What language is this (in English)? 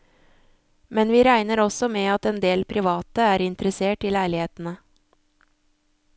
Norwegian